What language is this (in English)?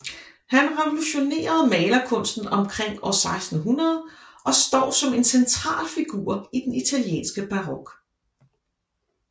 Danish